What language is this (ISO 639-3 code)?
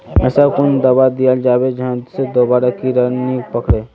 mag